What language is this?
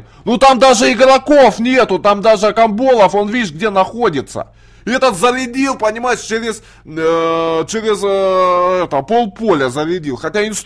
Russian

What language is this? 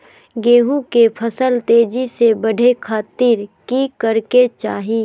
Magahi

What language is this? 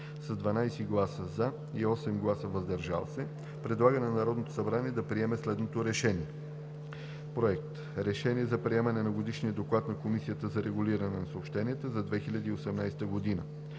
Bulgarian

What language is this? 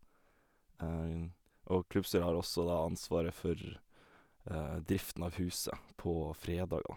Norwegian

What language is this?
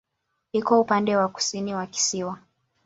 Swahili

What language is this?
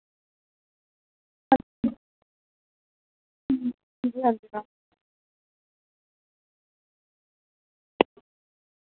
Dogri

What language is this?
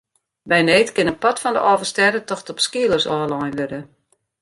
Western Frisian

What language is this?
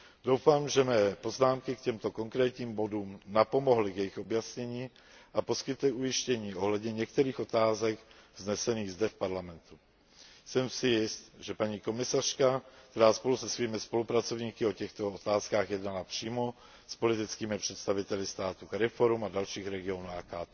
Czech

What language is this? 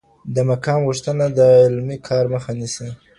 Pashto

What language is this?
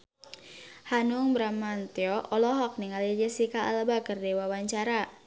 Sundanese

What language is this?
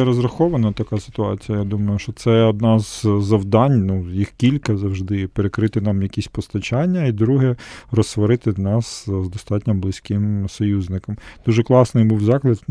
Ukrainian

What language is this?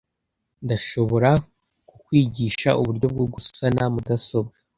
Kinyarwanda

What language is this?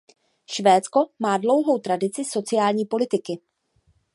Czech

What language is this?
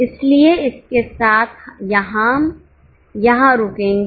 Hindi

